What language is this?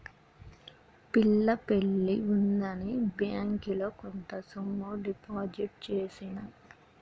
Telugu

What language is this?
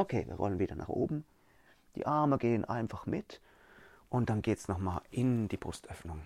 German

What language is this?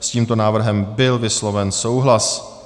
Czech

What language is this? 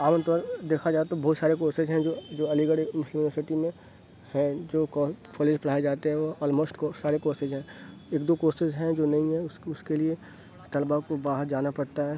Urdu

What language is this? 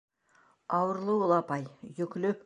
Bashkir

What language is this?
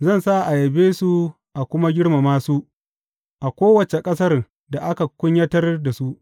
Hausa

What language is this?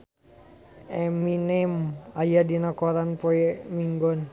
Sundanese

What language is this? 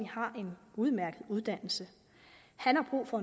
Danish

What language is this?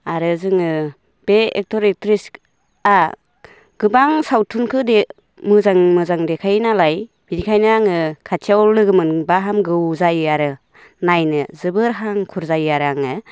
Bodo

